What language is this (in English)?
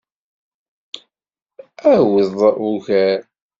Kabyle